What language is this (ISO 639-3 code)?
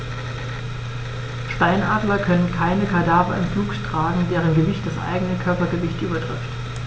deu